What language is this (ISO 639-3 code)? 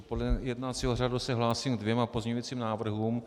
ces